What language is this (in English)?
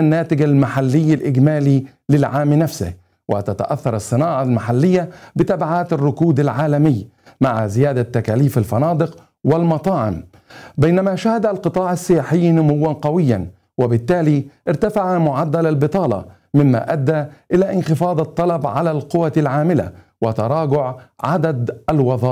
Arabic